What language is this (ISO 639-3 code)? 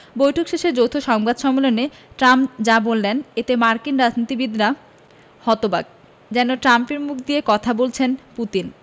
ben